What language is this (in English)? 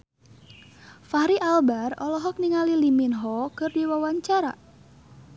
Sundanese